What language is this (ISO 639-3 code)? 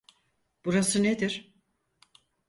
tur